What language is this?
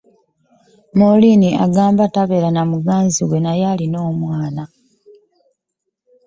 Ganda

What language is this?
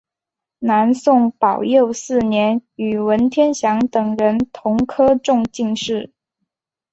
Chinese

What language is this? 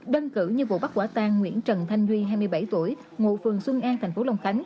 Vietnamese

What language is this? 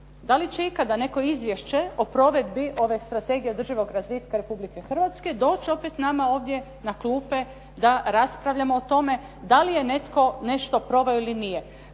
Croatian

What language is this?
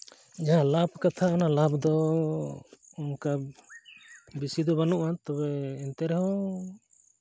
Santali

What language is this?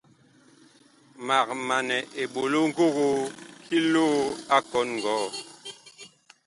Bakoko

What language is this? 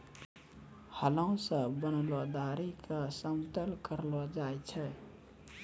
Maithili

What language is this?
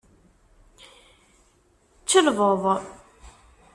Kabyle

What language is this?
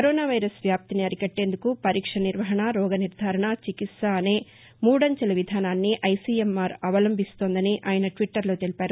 Telugu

